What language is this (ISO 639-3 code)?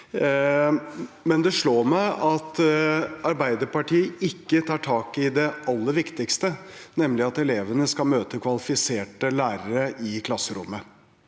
nor